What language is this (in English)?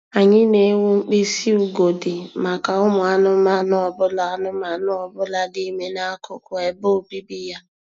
Igbo